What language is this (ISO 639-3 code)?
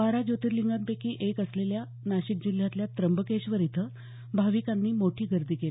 mar